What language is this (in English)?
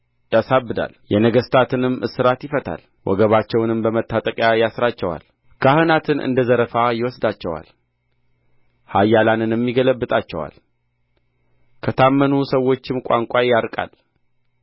Amharic